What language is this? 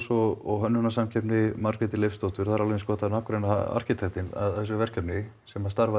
Icelandic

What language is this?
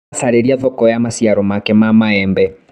Kikuyu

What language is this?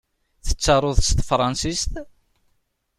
Kabyle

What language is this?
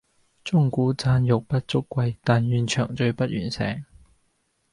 Cantonese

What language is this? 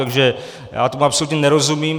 Czech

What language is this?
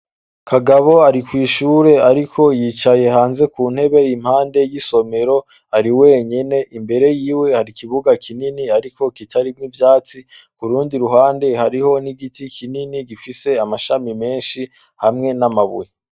Rundi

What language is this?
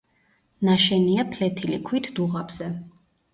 Georgian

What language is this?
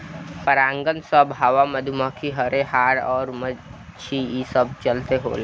Bhojpuri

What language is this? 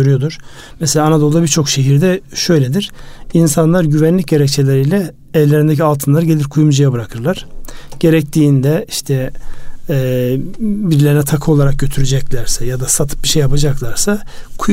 Turkish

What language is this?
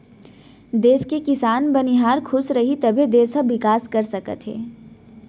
Chhattisgarhi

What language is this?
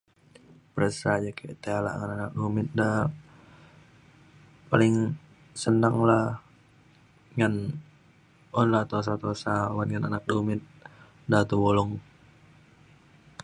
Mainstream Kenyah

